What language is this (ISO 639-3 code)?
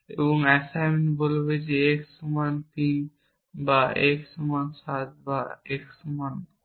ben